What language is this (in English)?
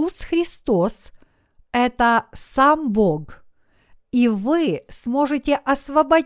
Russian